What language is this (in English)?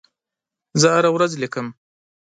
Pashto